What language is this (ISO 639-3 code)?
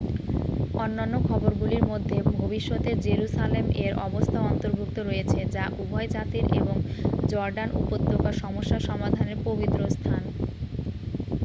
ben